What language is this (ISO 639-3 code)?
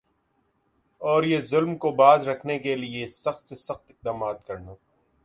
urd